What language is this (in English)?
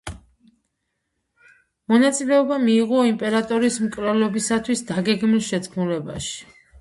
Georgian